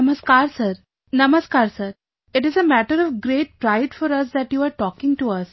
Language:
English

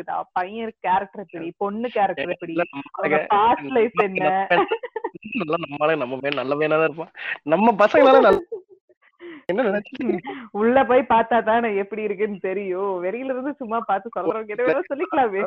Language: Tamil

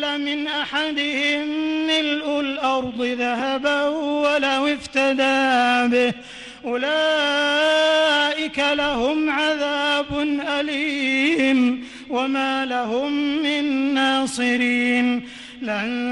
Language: Arabic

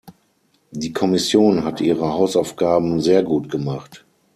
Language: German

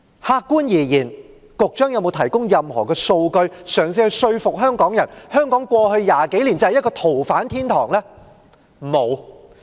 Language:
Cantonese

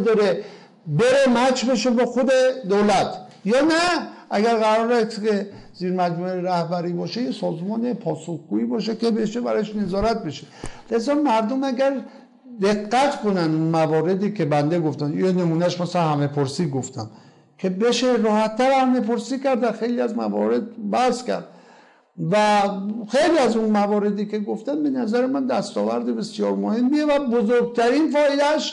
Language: Persian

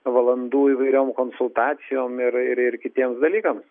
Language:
Lithuanian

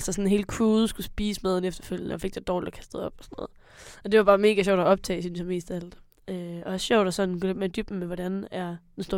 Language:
Danish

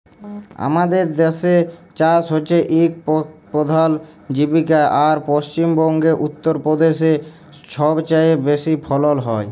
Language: Bangla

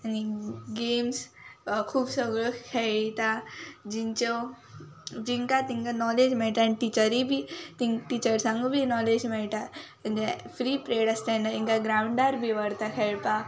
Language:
Konkani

